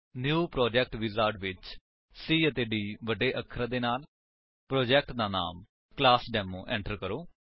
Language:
Punjabi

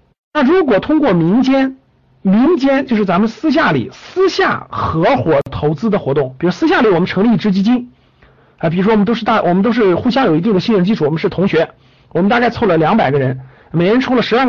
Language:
Chinese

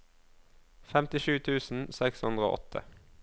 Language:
Norwegian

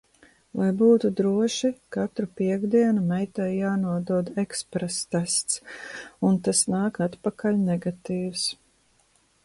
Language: Latvian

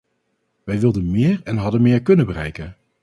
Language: Dutch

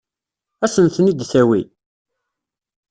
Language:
Kabyle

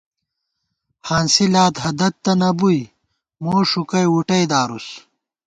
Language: Gawar-Bati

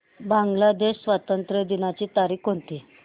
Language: Marathi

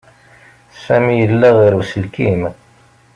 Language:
Kabyle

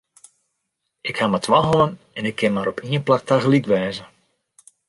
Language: Western Frisian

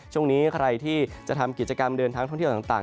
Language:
Thai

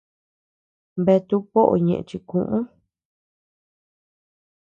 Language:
Tepeuxila Cuicatec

